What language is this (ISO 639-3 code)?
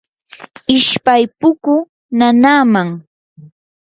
qur